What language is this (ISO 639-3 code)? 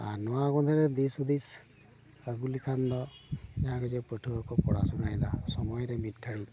sat